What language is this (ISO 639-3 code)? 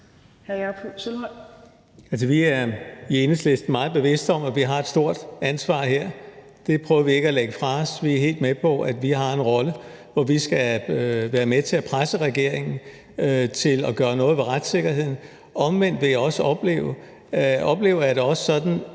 dan